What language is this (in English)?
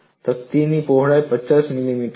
Gujarati